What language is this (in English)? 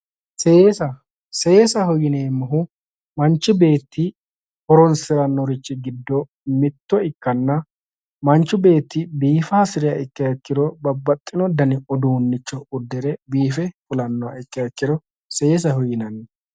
Sidamo